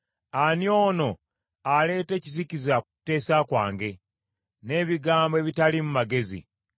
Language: Ganda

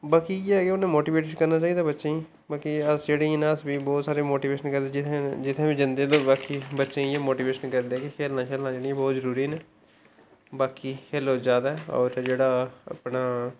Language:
Dogri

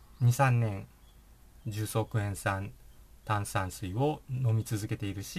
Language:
Japanese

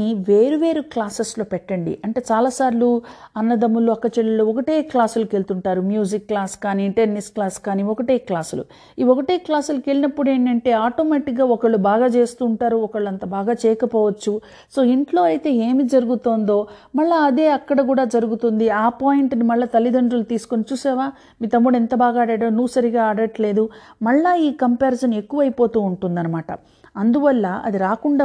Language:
Telugu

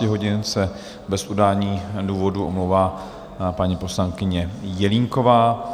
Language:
Czech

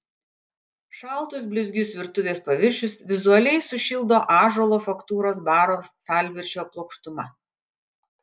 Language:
Lithuanian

